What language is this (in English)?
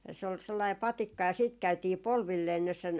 Finnish